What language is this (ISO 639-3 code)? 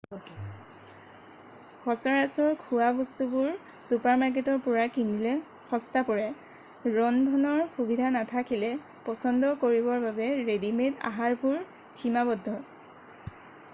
asm